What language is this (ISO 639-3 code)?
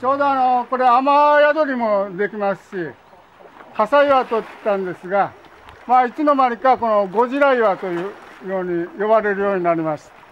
jpn